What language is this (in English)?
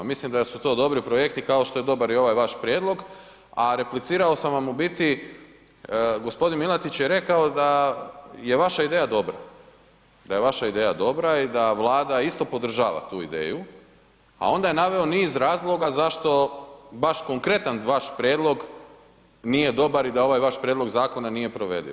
Croatian